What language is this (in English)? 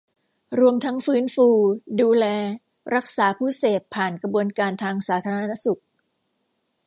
Thai